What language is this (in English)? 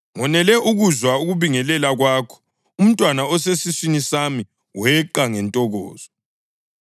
North Ndebele